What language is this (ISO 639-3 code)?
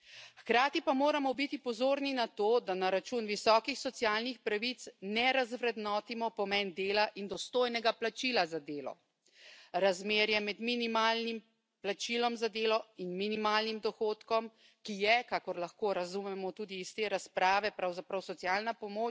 slv